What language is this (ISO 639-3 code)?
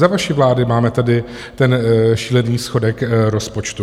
ces